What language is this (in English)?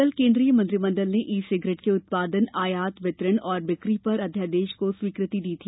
Hindi